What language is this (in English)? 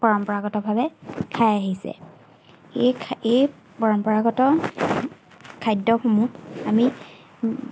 Assamese